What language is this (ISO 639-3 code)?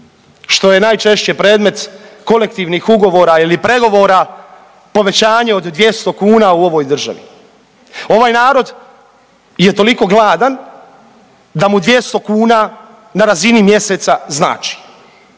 hrv